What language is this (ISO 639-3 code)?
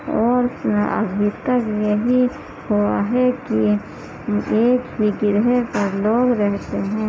urd